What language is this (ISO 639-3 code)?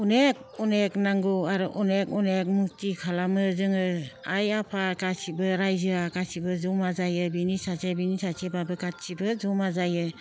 brx